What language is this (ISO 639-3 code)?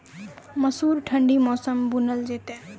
mai